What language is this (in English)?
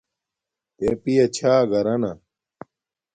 Domaaki